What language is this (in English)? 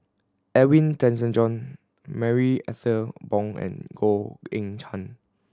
English